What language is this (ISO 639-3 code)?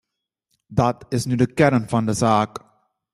nld